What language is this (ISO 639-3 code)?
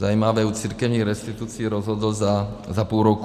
ces